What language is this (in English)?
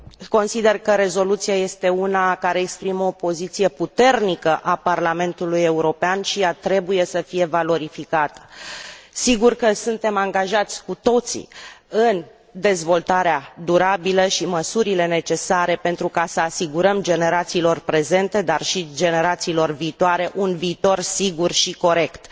Romanian